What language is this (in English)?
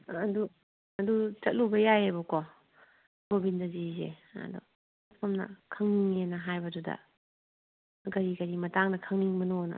Manipuri